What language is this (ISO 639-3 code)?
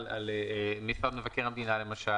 heb